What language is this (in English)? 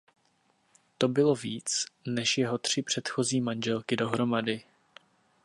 Czech